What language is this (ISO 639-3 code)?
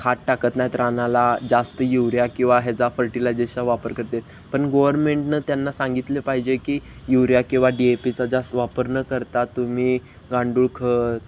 mar